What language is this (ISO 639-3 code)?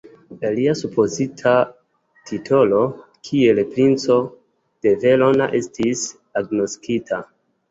epo